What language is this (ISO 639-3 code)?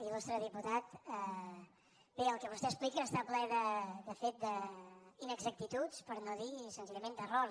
cat